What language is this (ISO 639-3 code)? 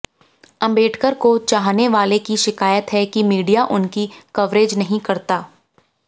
hin